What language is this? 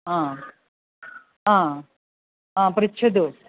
Sanskrit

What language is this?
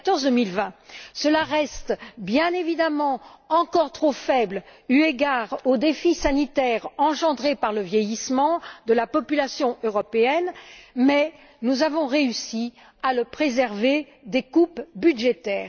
French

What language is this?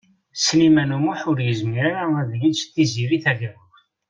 Kabyle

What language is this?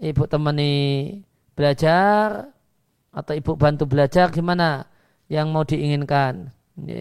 Indonesian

